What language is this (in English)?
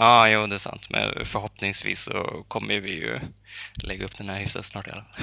Swedish